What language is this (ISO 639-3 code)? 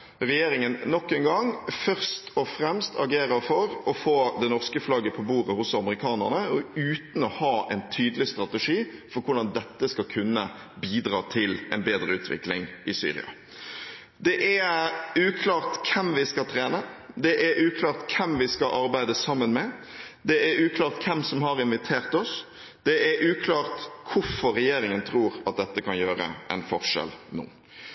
nob